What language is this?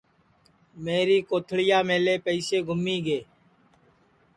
Sansi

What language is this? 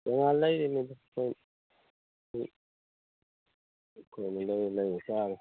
Manipuri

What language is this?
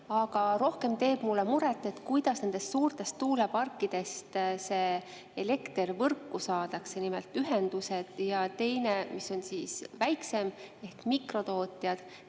Estonian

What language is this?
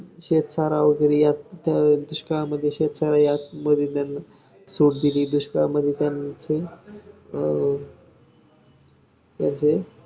Marathi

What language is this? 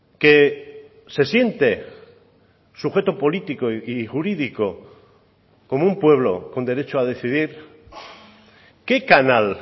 Spanish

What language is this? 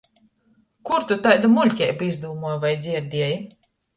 Latgalian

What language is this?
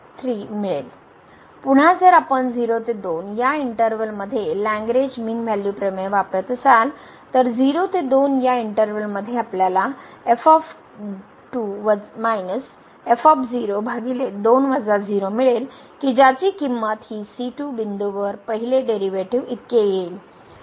Marathi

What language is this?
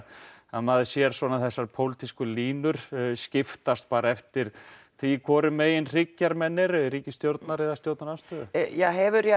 Icelandic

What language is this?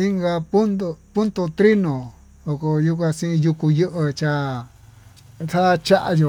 Tututepec Mixtec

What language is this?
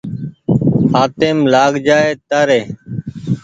Goaria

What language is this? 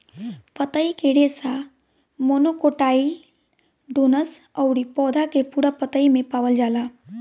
Bhojpuri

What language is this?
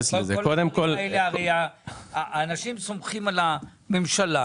Hebrew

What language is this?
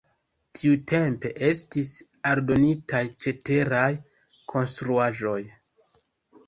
Esperanto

